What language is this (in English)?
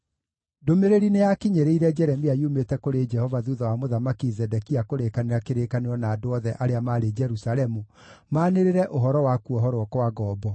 Kikuyu